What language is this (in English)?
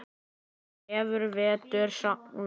Icelandic